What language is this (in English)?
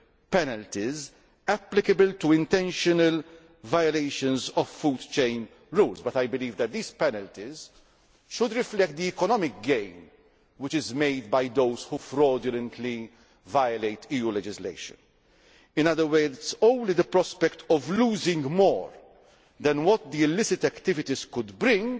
English